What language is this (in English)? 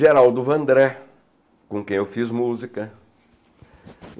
Portuguese